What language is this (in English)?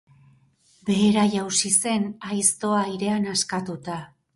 Basque